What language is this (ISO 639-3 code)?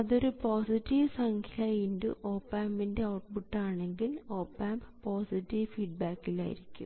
mal